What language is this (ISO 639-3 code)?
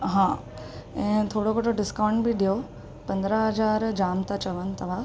snd